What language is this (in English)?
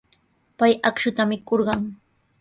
Sihuas Ancash Quechua